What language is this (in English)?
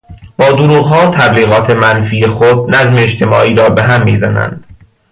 Persian